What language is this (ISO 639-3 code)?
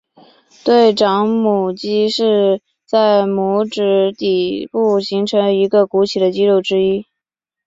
zho